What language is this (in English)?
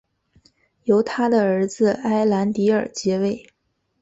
Chinese